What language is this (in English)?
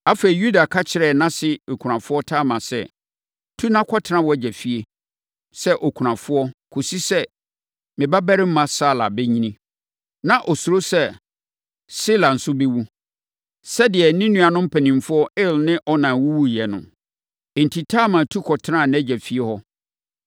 Akan